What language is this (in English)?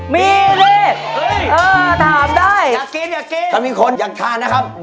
Thai